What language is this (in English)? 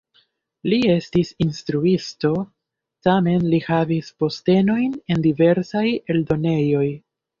Esperanto